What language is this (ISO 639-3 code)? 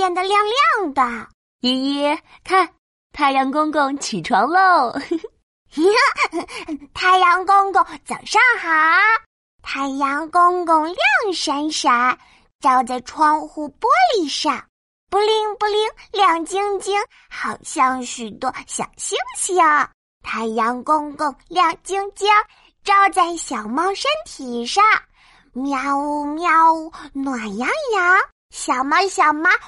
zho